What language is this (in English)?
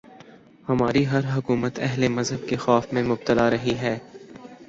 Urdu